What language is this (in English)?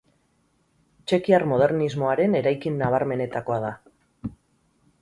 Basque